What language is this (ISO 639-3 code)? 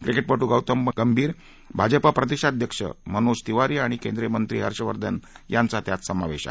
mar